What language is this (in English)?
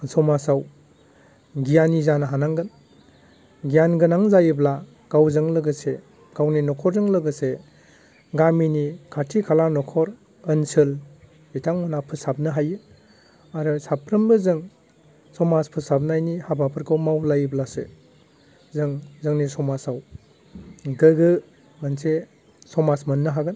Bodo